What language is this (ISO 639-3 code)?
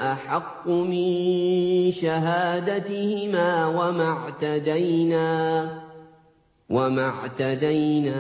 ara